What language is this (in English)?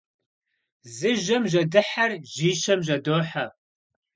Kabardian